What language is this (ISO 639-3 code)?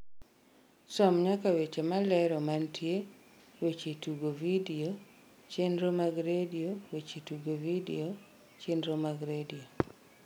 luo